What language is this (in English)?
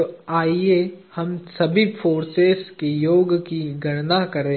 Hindi